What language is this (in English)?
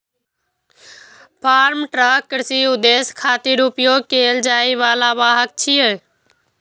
Maithili